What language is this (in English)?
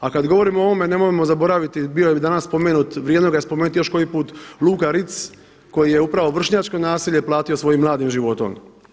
Croatian